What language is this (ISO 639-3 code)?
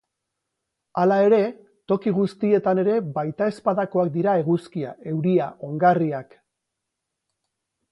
eus